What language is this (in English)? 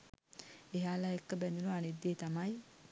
Sinhala